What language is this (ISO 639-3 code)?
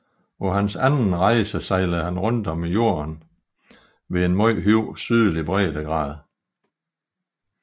dan